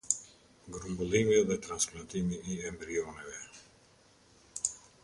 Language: Albanian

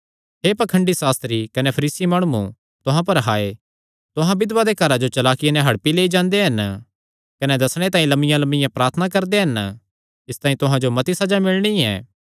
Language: Kangri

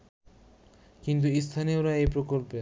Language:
Bangla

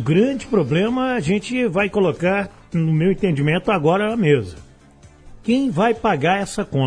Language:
Portuguese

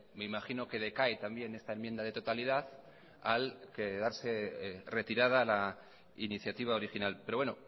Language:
Spanish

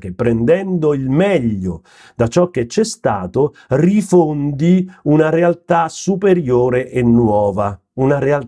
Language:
Italian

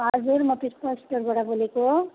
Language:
Nepali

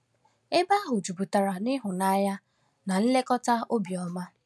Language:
Igbo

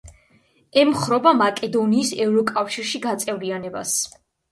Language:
Georgian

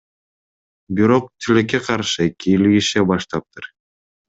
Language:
Kyrgyz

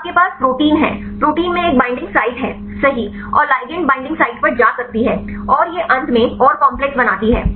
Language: Hindi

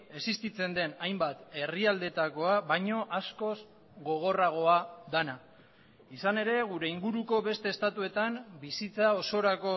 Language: Basque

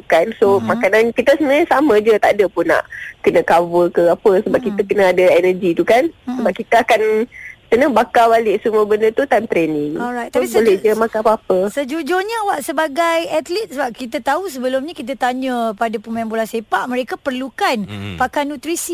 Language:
Malay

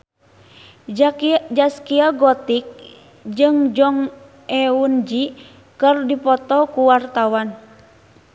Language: Sundanese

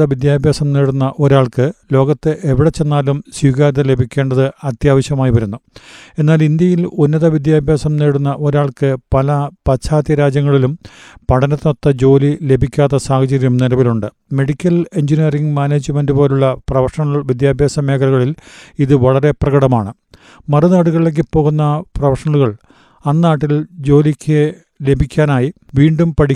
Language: Malayalam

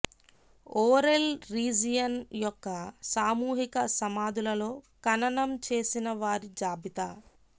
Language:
Telugu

